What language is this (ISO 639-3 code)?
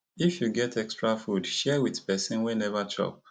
pcm